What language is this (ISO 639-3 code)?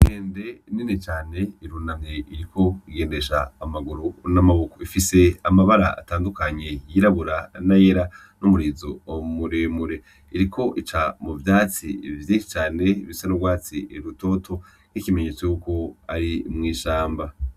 run